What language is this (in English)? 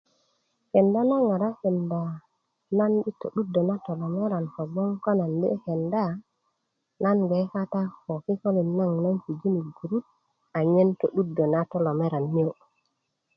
Kuku